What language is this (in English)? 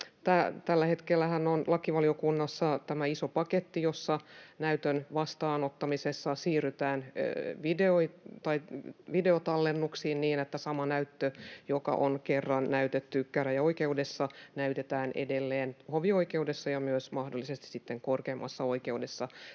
Finnish